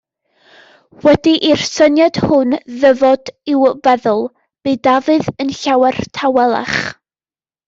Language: Welsh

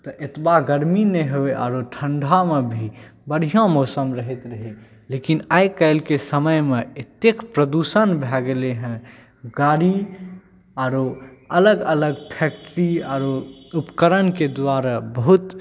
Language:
Maithili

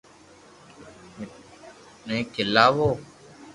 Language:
Loarki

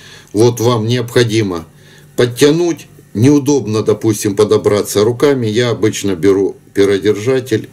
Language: Russian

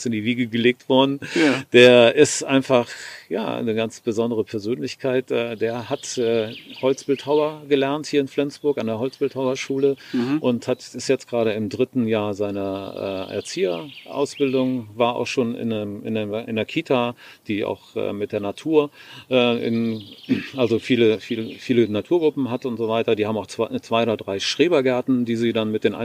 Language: German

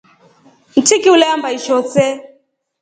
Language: Rombo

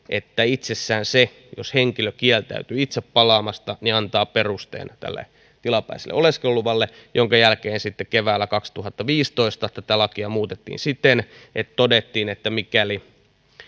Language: Finnish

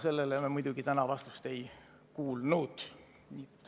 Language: Estonian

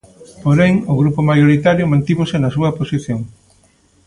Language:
Galician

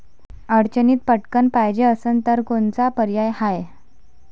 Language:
Marathi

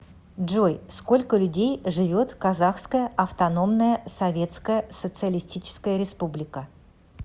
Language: Russian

